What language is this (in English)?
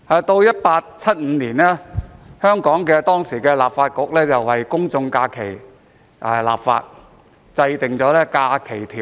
Cantonese